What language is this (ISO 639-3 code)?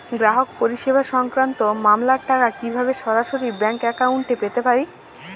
ben